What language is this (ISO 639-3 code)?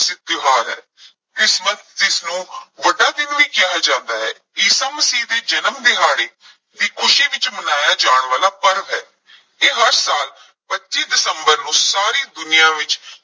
pan